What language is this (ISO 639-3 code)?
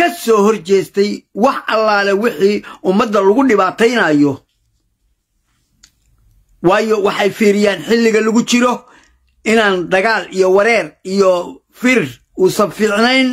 ara